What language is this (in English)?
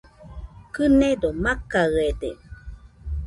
Nüpode Huitoto